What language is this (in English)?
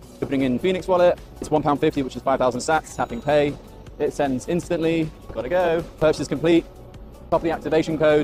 Bulgarian